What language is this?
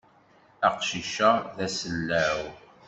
Kabyle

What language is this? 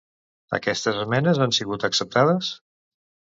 Catalan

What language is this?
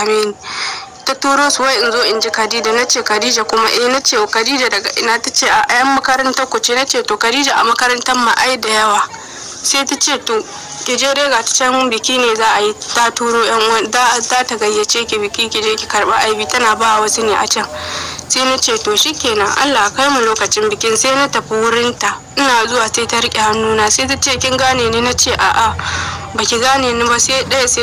Romanian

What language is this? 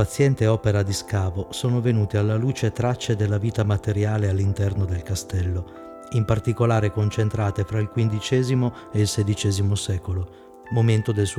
Italian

